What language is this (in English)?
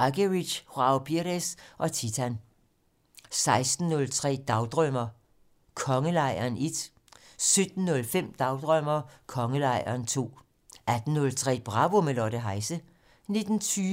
Danish